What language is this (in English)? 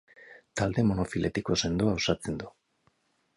Basque